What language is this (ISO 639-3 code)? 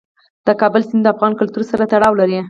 pus